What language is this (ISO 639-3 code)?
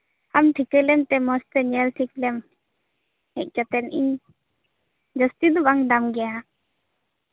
sat